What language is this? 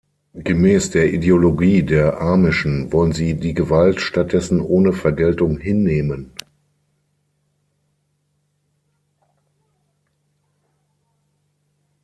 German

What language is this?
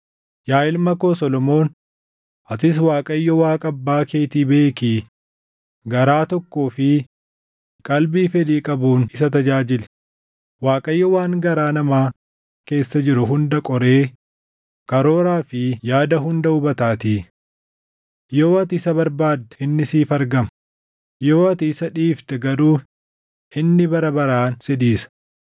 Oromo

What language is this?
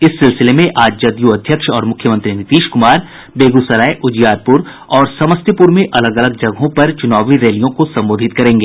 Hindi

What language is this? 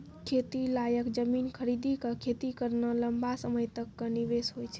Maithili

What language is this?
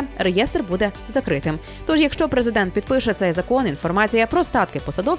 Ukrainian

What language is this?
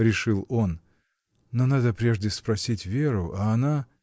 Russian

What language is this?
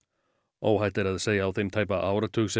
Icelandic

